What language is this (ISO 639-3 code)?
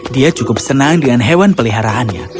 ind